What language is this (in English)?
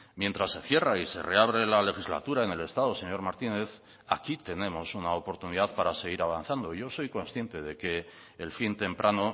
Spanish